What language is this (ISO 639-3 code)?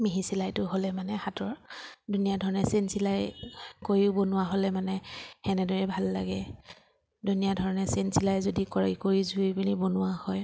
asm